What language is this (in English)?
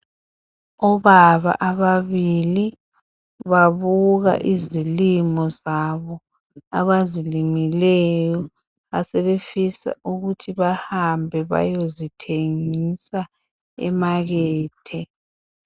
North Ndebele